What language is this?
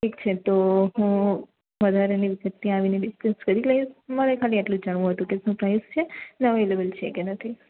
Gujarati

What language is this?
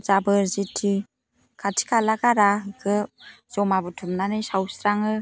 Bodo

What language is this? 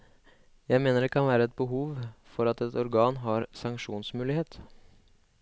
Norwegian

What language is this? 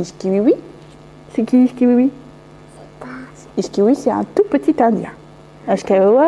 French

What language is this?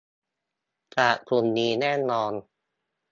Thai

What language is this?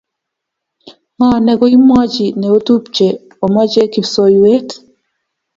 Kalenjin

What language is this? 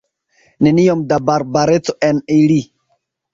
Esperanto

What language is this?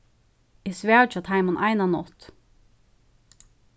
Faroese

